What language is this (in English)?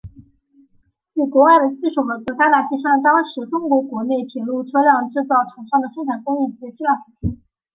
Chinese